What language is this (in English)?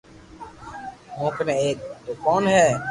Loarki